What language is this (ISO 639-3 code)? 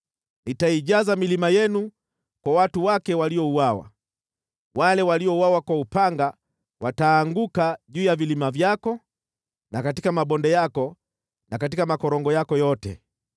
swa